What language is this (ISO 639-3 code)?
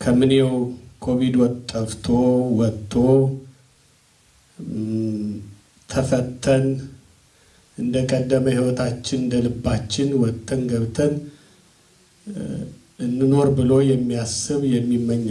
tur